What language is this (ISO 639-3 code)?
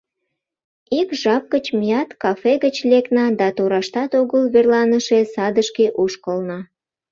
chm